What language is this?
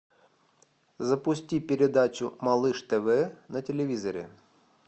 Russian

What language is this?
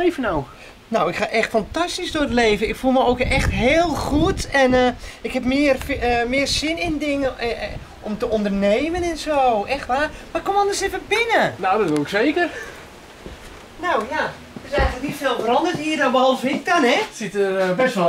Dutch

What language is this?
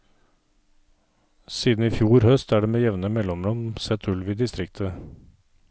Norwegian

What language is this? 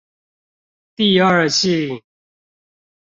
Chinese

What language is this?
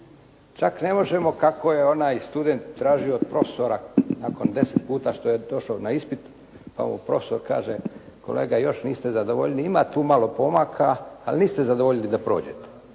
Croatian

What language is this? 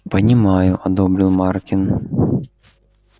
Russian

